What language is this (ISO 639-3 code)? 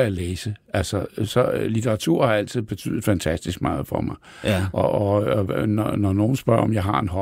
dan